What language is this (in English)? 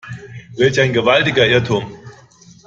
German